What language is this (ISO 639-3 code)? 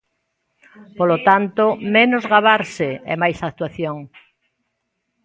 glg